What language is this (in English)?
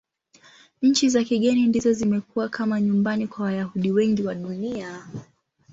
Swahili